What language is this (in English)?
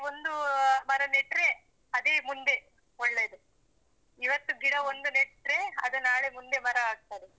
Kannada